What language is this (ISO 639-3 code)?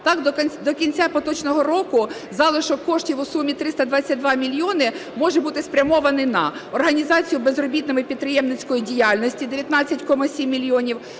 ukr